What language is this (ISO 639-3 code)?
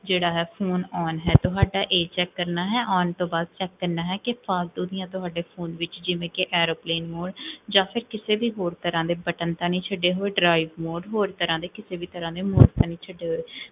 pan